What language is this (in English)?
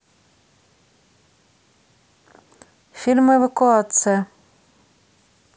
Russian